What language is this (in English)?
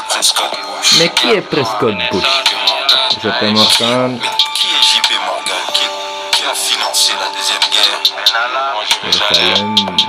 Romanian